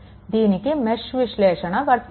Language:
Telugu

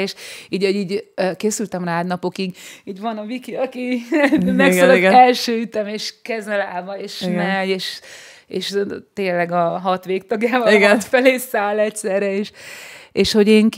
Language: Hungarian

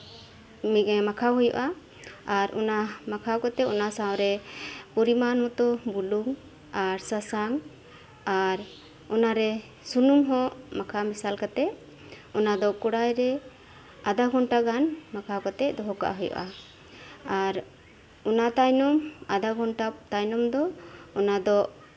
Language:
Santali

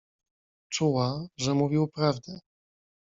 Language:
Polish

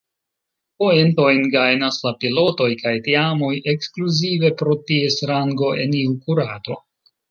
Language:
Esperanto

